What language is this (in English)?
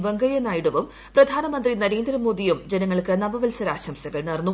Malayalam